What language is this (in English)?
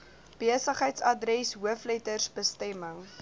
Afrikaans